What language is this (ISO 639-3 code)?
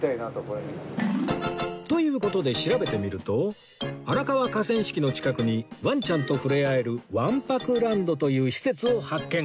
jpn